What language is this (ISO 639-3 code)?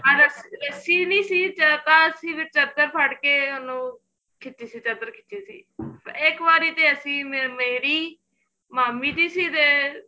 pan